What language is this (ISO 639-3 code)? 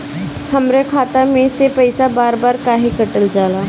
bho